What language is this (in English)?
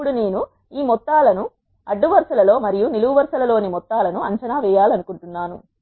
Telugu